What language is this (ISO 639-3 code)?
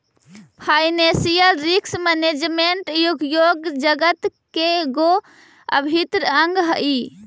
mag